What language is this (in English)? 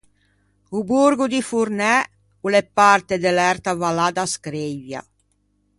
Ligurian